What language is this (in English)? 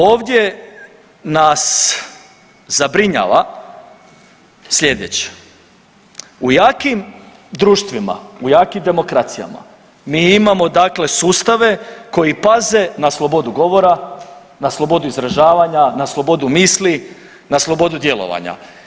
Croatian